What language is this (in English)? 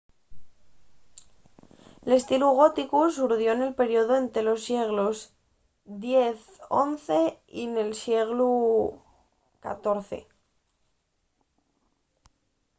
Asturian